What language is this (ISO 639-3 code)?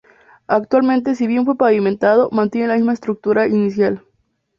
spa